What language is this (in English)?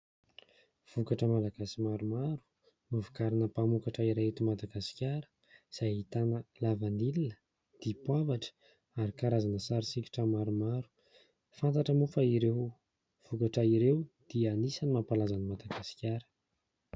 Malagasy